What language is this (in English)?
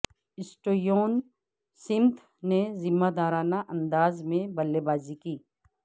Urdu